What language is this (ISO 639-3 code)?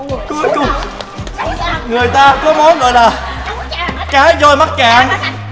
vie